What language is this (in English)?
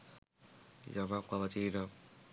Sinhala